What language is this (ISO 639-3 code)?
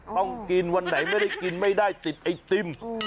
tha